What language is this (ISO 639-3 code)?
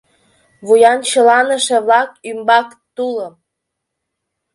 chm